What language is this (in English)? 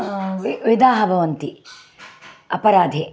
Sanskrit